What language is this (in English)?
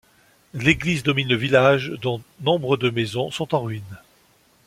French